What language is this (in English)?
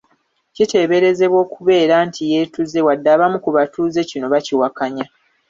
Ganda